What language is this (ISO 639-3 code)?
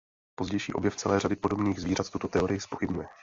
ces